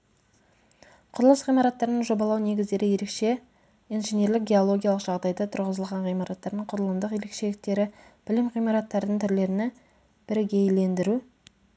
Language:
Kazakh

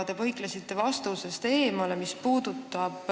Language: Estonian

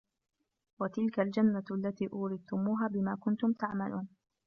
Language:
Arabic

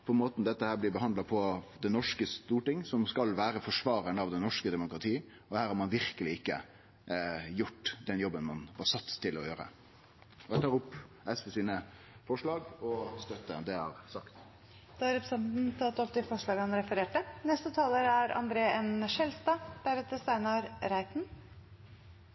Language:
Norwegian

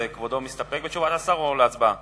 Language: Hebrew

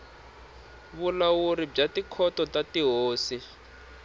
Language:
Tsonga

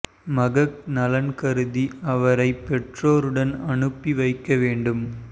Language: Tamil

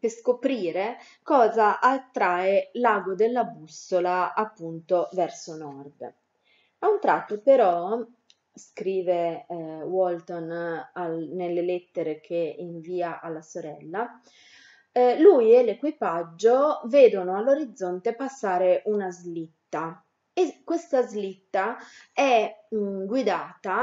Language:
Italian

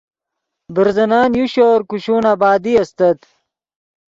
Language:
Yidgha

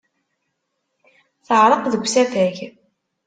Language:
Kabyle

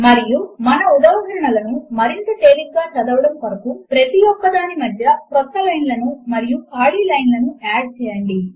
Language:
Telugu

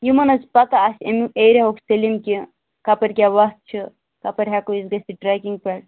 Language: Kashmiri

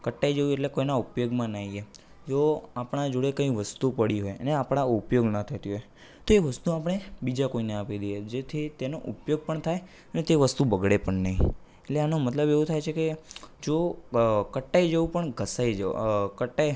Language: Gujarati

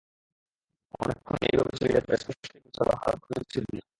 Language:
Bangla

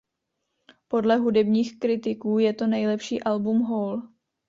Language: Czech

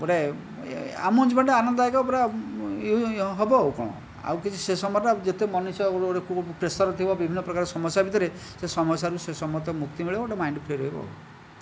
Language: Odia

